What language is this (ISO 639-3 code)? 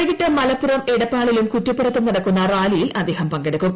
mal